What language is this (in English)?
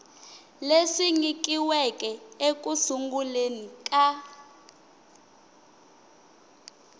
Tsonga